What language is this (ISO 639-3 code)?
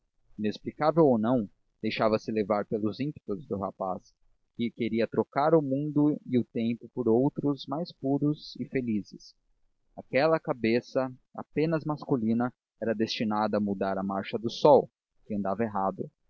por